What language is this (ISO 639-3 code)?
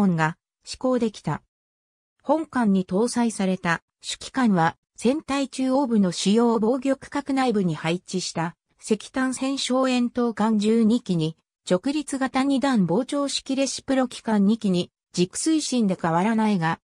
jpn